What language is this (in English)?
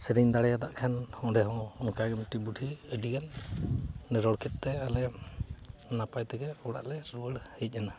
Santali